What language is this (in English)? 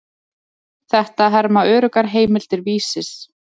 Icelandic